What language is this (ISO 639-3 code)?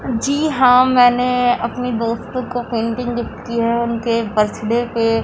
urd